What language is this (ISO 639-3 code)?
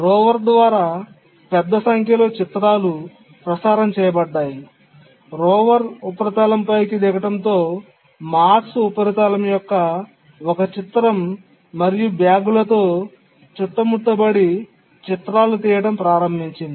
tel